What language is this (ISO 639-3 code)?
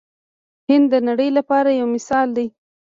pus